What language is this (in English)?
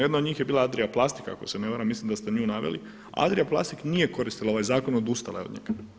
Croatian